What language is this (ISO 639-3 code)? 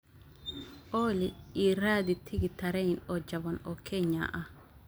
som